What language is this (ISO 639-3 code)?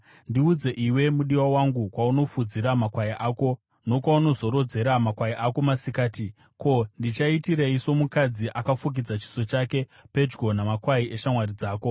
sna